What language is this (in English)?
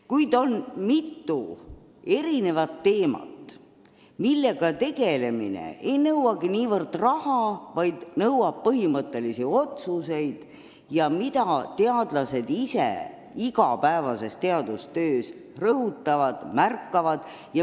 Estonian